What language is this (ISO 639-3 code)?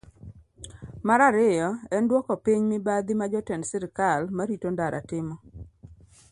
luo